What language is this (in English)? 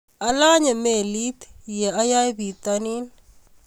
Kalenjin